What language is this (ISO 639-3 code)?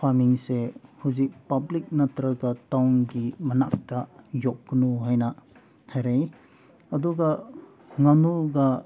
mni